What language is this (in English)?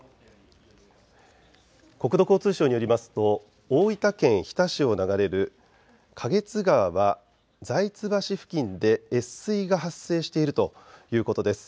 Japanese